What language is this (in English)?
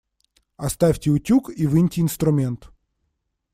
Russian